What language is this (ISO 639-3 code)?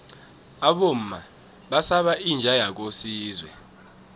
nbl